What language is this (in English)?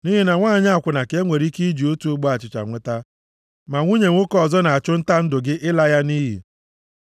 Igbo